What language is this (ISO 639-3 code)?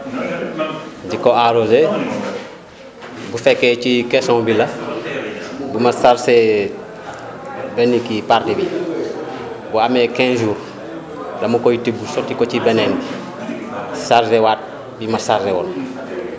wol